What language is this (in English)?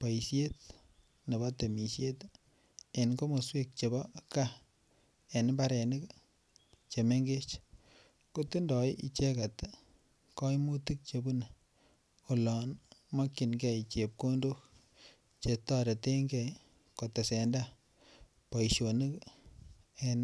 Kalenjin